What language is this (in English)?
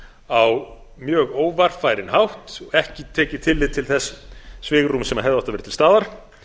Icelandic